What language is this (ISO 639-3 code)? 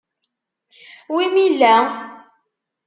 kab